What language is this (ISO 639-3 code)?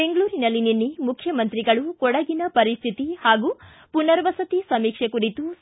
kan